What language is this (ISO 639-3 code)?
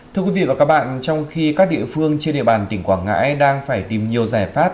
vie